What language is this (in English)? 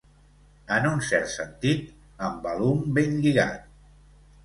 Catalan